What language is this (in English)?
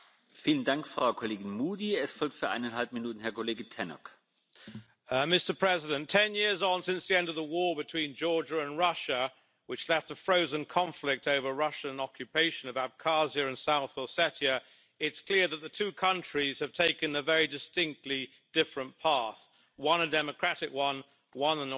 English